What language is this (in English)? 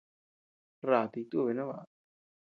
Tepeuxila Cuicatec